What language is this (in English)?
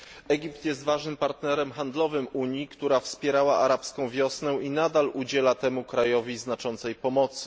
Polish